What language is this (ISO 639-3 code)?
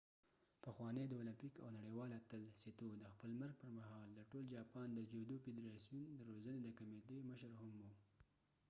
pus